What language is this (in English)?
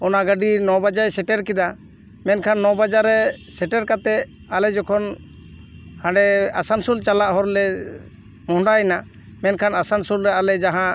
Santali